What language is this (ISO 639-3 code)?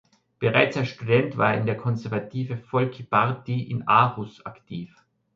deu